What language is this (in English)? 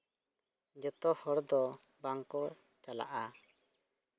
Santali